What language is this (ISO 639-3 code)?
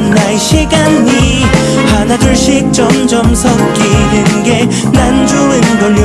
jpn